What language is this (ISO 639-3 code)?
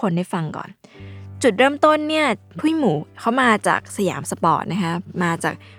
tha